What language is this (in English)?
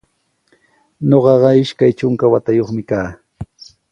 Sihuas Ancash Quechua